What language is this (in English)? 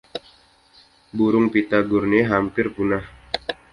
Indonesian